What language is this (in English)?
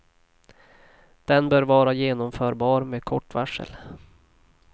Swedish